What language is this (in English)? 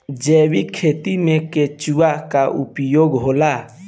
Bhojpuri